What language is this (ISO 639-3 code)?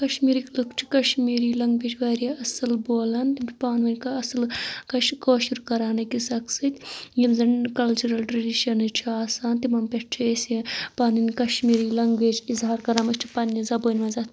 kas